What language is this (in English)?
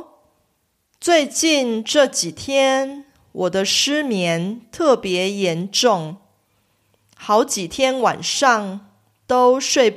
Korean